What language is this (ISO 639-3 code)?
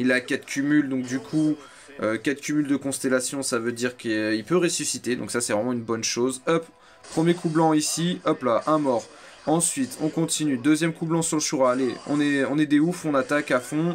fra